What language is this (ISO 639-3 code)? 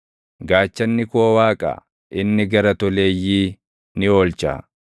orm